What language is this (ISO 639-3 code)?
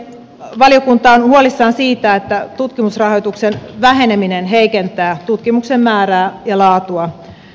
fin